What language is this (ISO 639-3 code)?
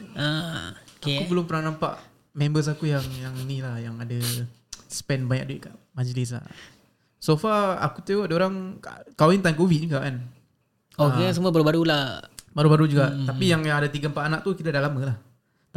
msa